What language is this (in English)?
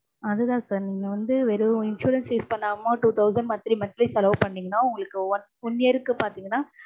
Tamil